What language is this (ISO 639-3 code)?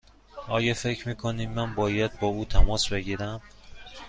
fas